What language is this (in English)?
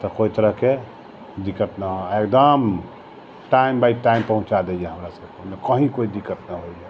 Maithili